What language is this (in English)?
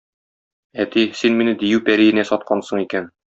Tatar